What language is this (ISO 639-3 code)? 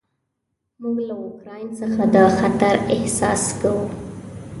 pus